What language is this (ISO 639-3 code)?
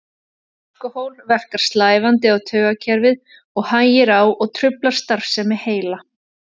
isl